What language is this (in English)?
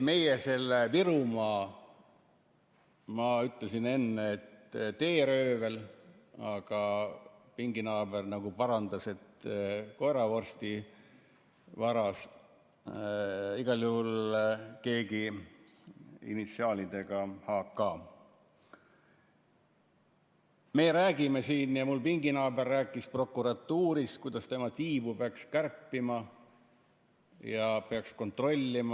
Estonian